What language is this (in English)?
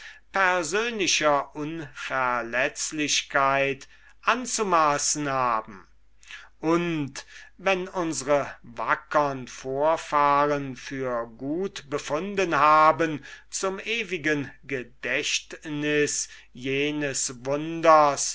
German